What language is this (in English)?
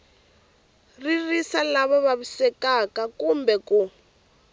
Tsonga